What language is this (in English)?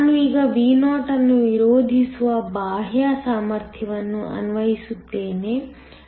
Kannada